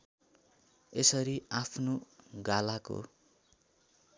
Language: Nepali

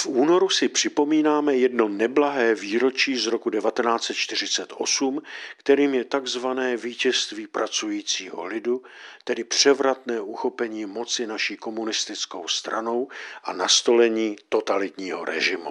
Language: Czech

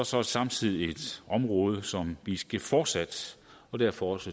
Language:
Danish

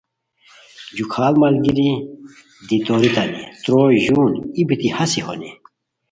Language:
Khowar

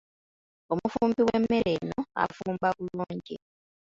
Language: Ganda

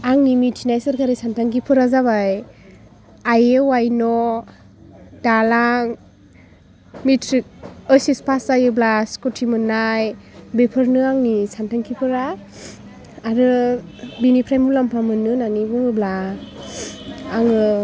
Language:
Bodo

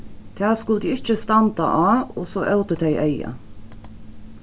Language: Faroese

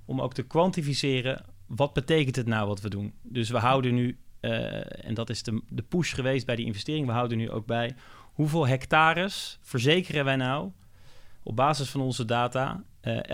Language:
Dutch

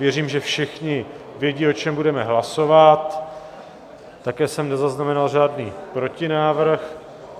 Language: Czech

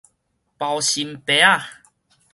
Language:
Min Nan Chinese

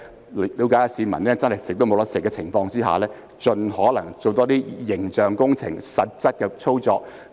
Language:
Cantonese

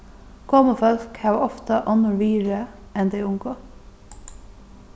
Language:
Faroese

